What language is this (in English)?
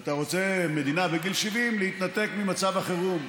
Hebrew